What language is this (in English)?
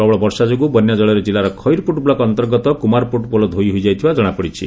Odia